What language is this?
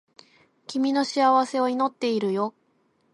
Japanese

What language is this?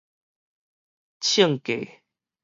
Min Nan Chinese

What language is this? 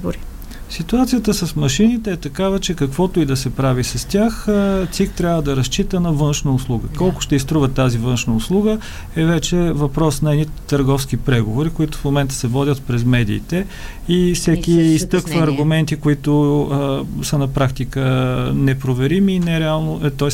Bulgarian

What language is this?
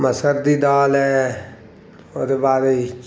Dogri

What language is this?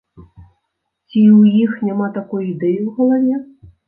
Belarusian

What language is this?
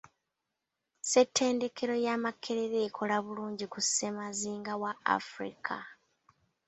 Ganda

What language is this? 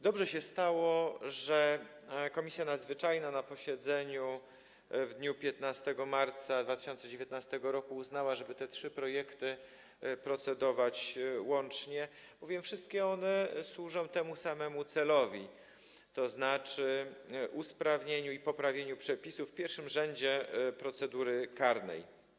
Polish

